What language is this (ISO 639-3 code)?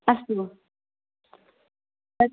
san